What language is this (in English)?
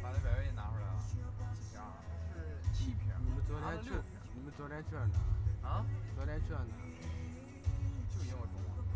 Chinese